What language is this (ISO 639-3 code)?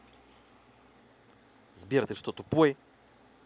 rus